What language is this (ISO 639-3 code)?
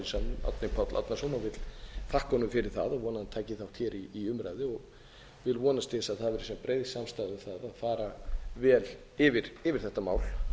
isl